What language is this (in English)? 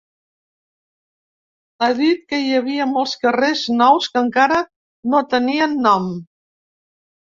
Catalan